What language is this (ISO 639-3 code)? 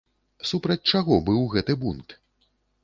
bel